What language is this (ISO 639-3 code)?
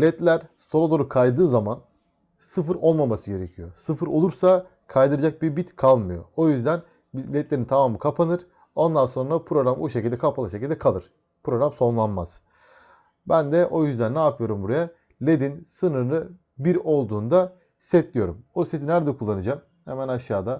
tur